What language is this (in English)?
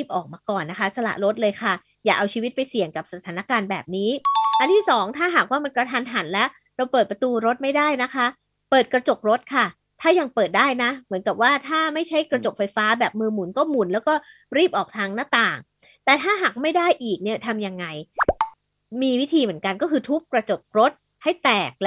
Thai